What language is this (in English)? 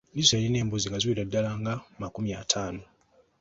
Ganda